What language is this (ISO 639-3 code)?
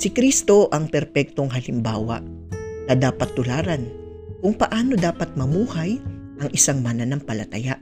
fil